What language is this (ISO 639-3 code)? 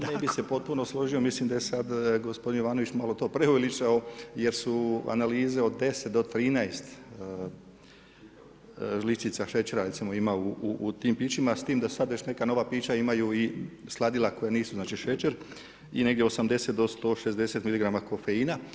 hrv